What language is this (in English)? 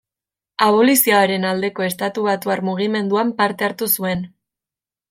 Basque